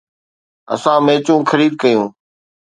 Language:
Sindhi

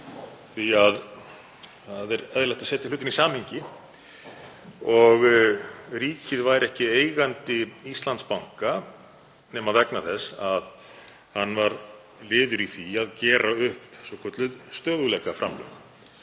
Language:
Icelandic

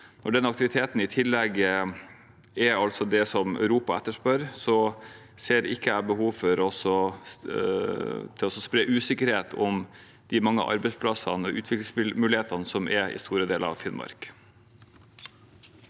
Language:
Norwegian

